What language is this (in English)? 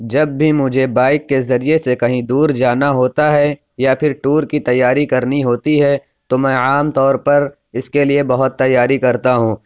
Urdu